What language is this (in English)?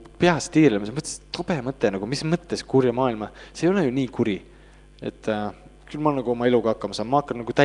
Finnish